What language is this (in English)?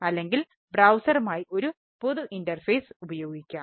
Malayalam